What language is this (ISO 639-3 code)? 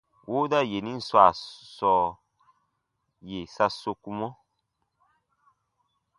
bba